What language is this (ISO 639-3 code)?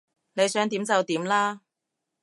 yue